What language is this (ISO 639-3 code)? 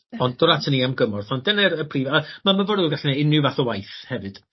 cym